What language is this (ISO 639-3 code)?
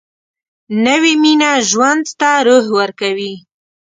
pus